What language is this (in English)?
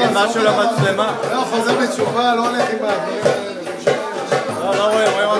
Hebrew